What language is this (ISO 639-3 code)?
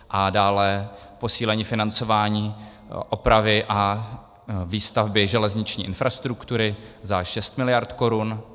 ces